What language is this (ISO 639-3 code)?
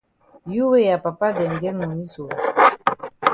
wes